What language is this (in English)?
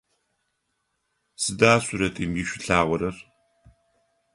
Adyghe